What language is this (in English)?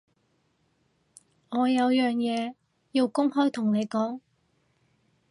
Cantonese